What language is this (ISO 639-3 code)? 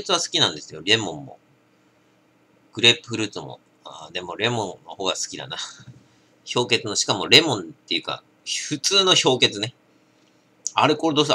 jpn